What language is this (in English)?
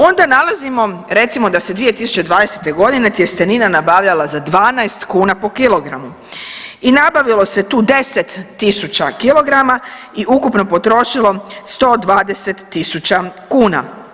Croatian